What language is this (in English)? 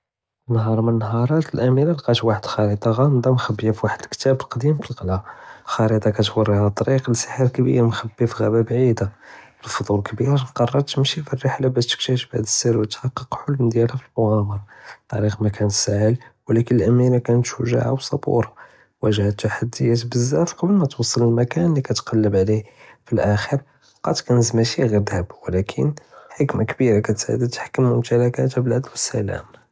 Judeo-Arabic